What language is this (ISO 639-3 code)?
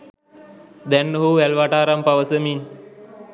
sin